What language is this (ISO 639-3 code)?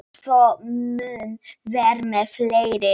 isl